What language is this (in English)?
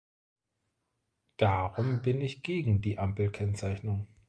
German